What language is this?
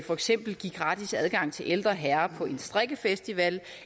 Danish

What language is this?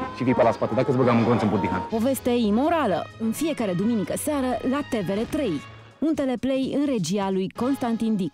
Romanian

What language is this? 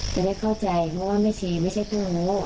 Thai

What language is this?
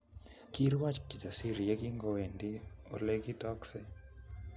Kalenjin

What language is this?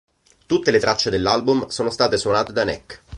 Italian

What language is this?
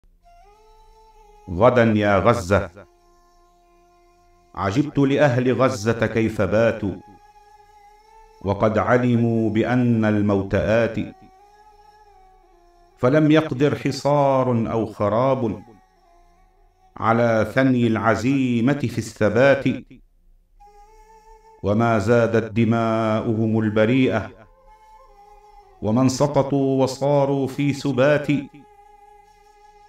Arabic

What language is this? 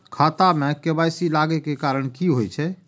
Maithili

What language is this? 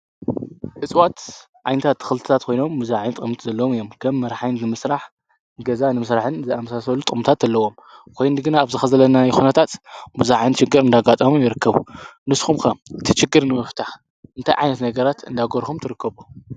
Tigrinya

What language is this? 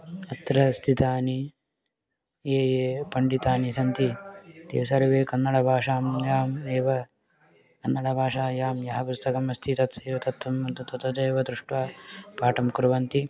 Sanskrit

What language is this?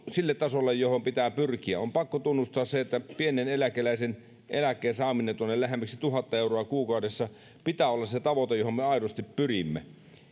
Finnish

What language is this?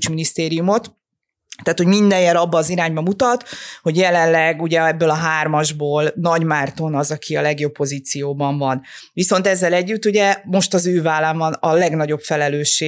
Hungarian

